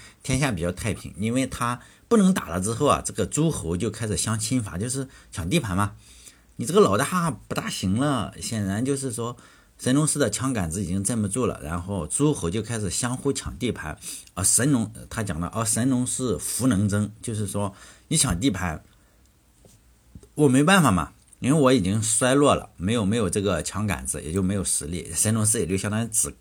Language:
Chinese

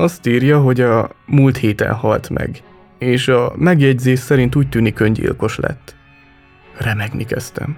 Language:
Hungarian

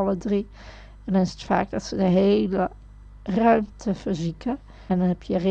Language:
Dutch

